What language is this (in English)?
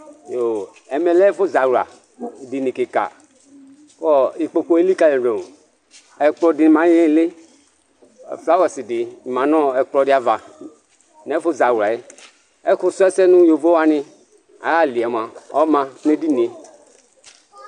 Ikposo